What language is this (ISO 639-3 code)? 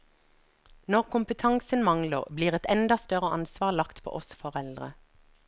nor